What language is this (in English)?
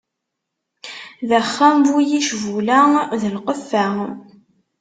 Kabyle